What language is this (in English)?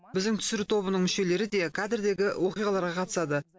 Kazakh